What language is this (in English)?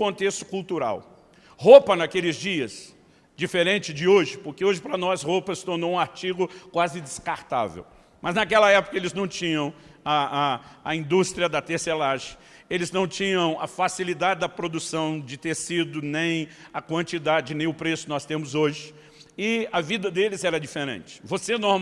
Portuguese